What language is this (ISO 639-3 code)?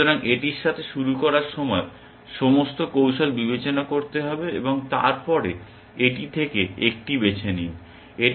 ben